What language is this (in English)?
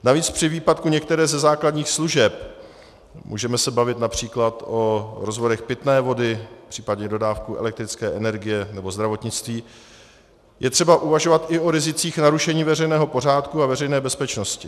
Czech